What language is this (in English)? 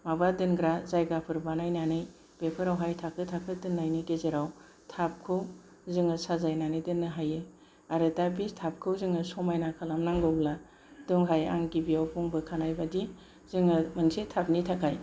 Bodo